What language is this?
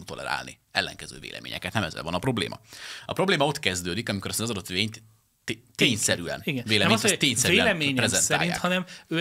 Hungarian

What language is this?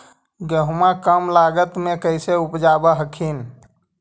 Magahi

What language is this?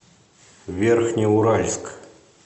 Russian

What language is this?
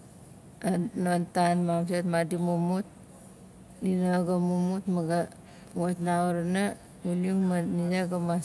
Nalik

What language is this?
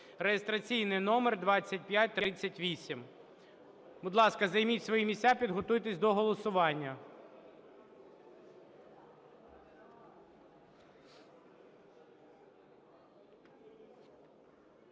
Ukrainian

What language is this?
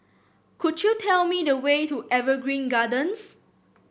English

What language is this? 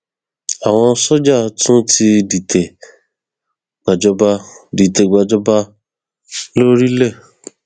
Yoruba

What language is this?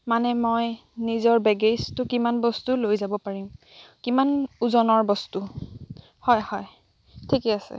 Assamese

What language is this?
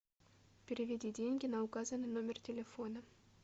Russian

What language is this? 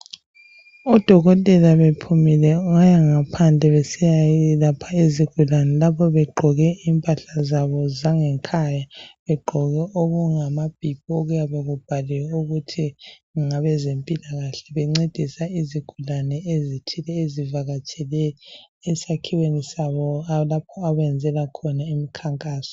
North Ndebele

